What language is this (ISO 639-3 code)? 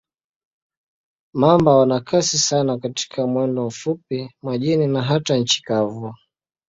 swa